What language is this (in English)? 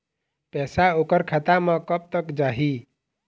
Chhattisgarhi